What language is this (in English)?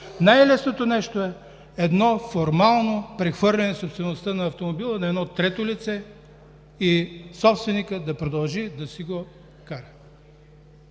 Bulgarian